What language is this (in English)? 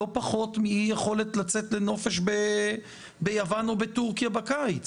Hebrew